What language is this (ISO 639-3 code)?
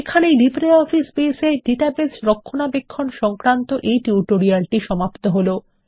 ben